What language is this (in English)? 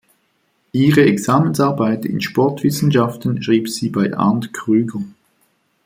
German